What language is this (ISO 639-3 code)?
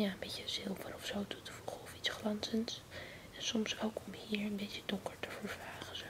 nld